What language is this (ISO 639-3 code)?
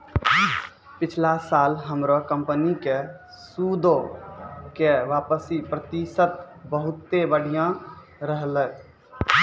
mai